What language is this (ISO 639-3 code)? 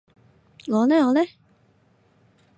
yue